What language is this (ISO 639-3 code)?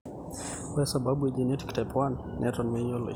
mas